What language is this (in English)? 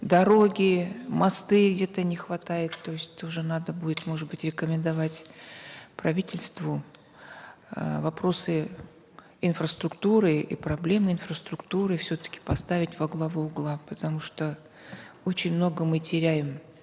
Kazakh